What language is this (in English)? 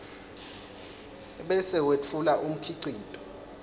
Swati